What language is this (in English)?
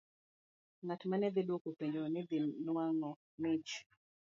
Luo (Kenya and Tanzania)